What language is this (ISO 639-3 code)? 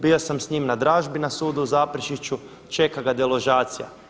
hrv